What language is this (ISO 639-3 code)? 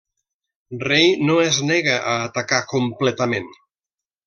cat